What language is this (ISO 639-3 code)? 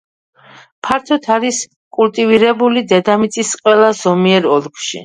kat